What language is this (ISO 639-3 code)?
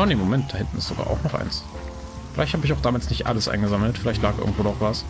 deu